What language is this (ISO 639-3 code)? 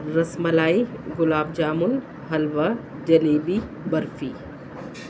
urd